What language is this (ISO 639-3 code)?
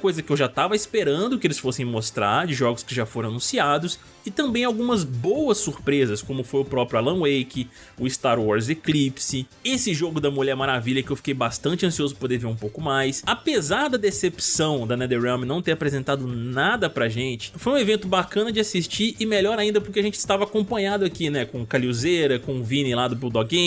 por